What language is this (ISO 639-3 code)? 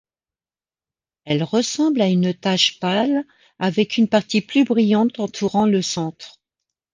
fra